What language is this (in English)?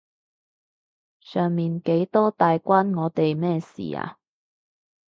Cantonese